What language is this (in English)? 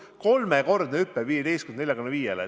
Estonian